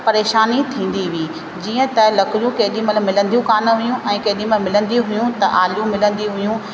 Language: Sindhi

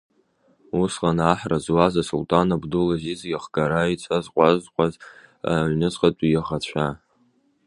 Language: Abkhazian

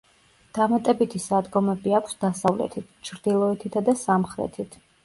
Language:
Georgian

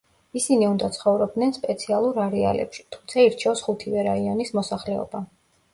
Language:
Georgian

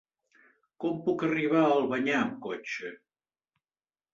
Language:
Catalan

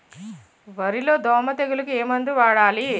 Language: Telugu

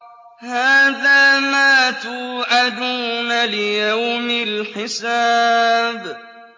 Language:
Arabic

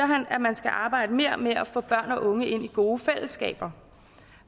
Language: Danish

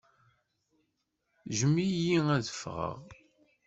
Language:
Kabyle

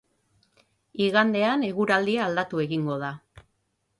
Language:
Basque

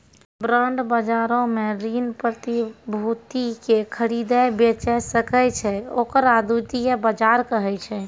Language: Maithili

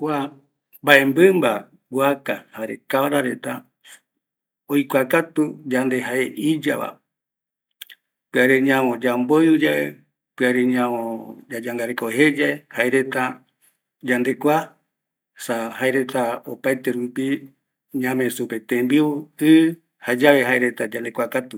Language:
Eastern Bolivian Guaraní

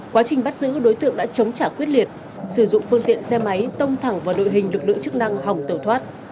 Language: Vietnamese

